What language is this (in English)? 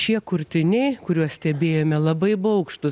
Lithuanian